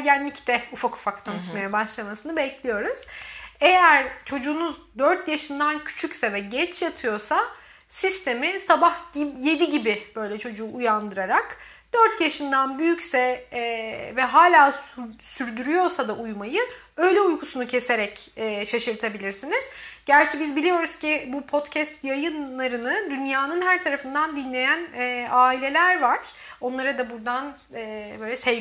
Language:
Turkish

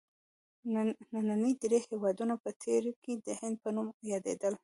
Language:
Pashto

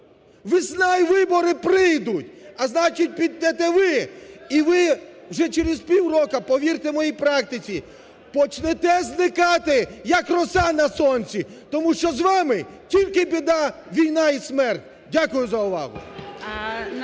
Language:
Ukrainian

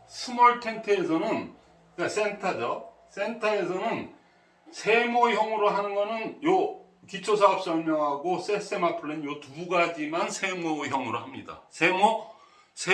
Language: Korean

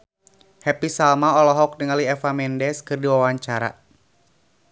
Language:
Sundanese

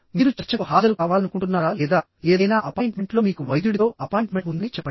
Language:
Telugu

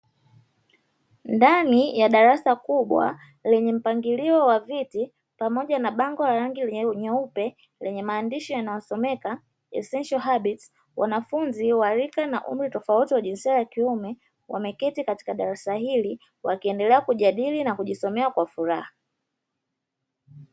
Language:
Swahili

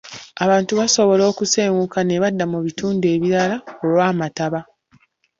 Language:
Ganda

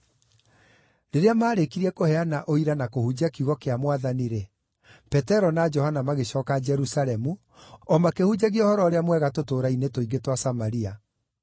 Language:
Kikuyu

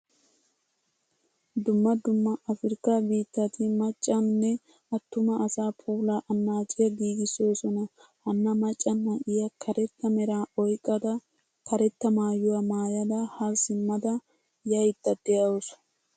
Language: Wolaytta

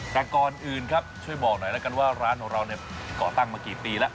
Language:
Thai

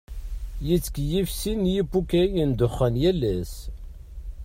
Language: Kabyle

